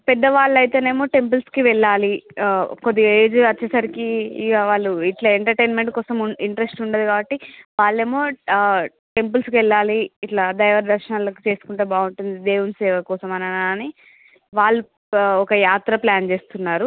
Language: Telugu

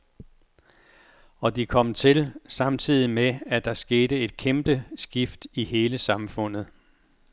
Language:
Danish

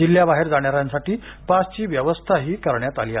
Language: Marathi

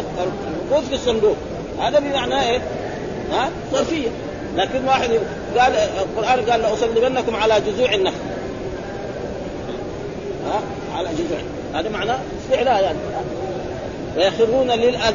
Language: Arabic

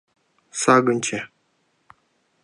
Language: Mari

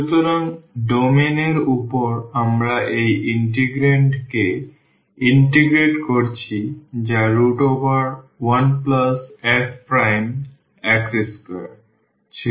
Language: Bangla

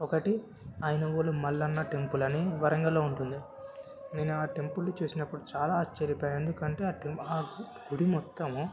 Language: Telugu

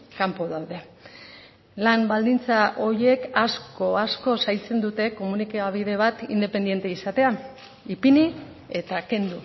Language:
Basque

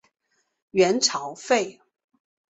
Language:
Chinese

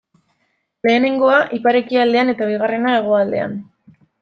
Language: Basque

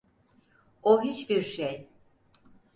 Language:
Turkish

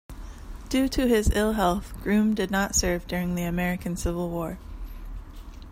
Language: English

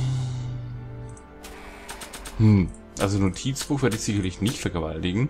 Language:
German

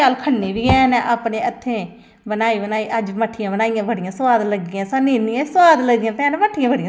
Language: Dogri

